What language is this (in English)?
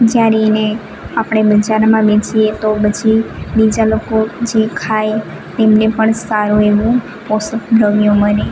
Gujarati